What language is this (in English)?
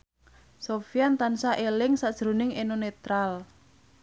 Javanese